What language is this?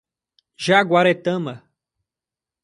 Portuguese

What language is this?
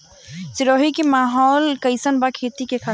Bhojpuri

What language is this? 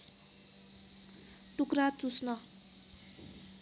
Nepali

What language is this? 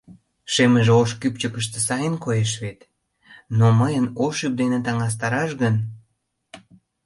Mari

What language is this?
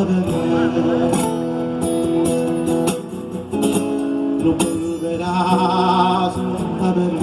Spanish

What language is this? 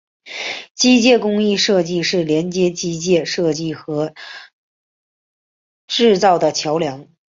Chinese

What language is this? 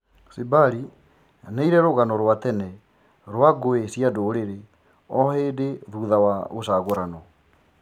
Kikuyu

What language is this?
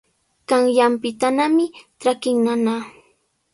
Sihuas Ancash Quechua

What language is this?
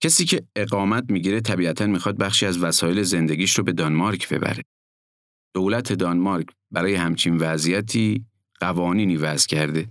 Persian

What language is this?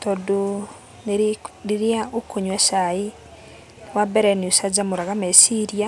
Kikuyu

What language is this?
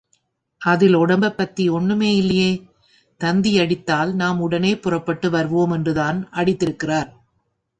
Tamil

